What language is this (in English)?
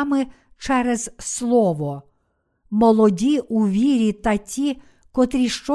Ukrainian